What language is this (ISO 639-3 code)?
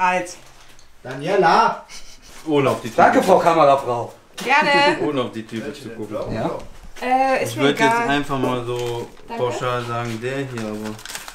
deu